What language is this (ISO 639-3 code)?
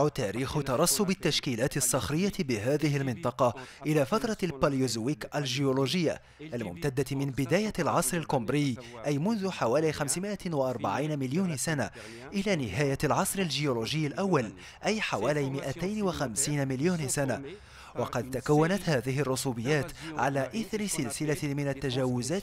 ara